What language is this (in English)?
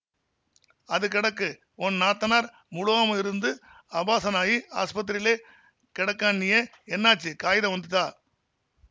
Tamil